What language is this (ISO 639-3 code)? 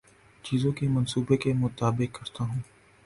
urd